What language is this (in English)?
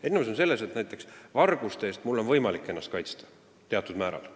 Estonian